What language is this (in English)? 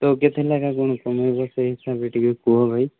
Odia